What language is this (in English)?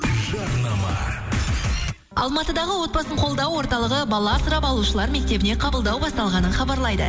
Kazakh